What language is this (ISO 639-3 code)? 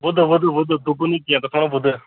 kas